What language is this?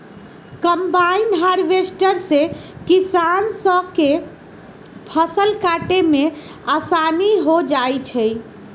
Magahi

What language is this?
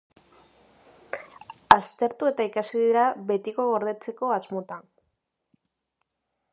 Basque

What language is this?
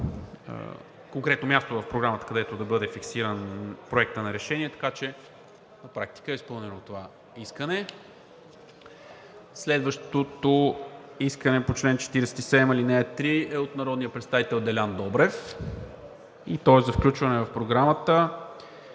Bulgarian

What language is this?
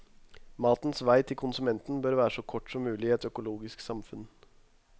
Norwegian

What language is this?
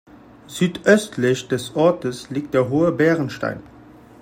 German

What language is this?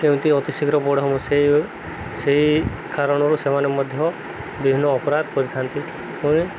Odia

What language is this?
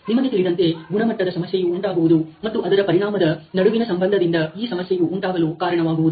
Kannada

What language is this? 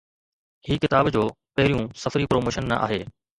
Sindhi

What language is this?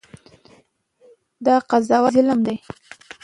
Pashto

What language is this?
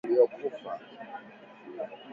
Swahili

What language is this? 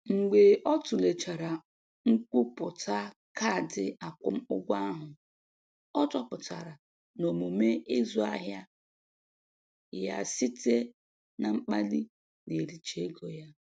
Igbo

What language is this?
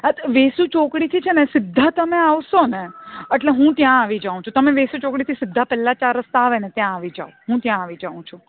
Gujarati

